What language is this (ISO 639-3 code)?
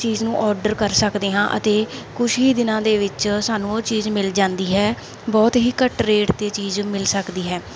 pan